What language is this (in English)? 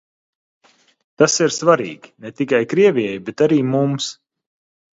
Latvian